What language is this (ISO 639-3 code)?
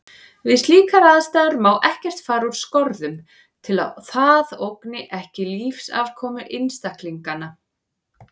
isl